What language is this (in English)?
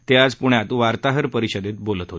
Marathi